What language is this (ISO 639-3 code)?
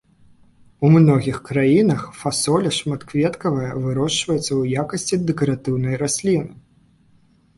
bel